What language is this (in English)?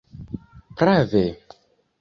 Esperanto